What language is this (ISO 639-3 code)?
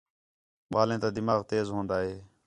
xhe